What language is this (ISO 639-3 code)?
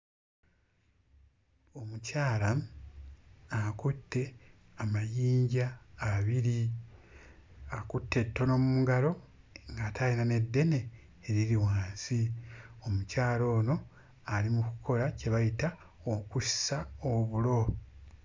lug